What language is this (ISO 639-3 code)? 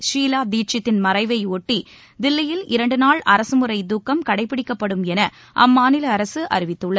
tam